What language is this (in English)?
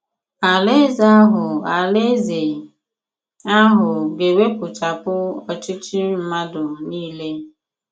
Igbo